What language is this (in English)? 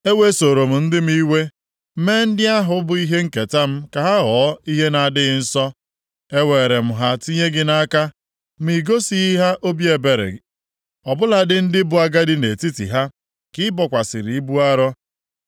Igbo